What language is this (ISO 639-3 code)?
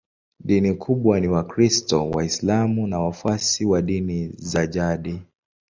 swa